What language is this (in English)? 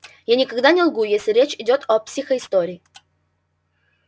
Russian